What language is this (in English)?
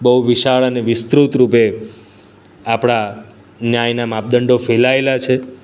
Gujarati